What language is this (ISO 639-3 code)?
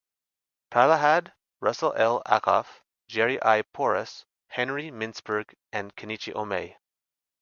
eng